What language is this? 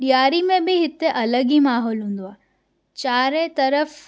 Sindhi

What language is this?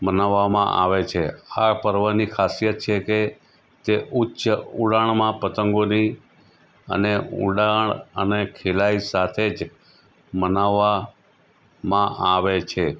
Gujarati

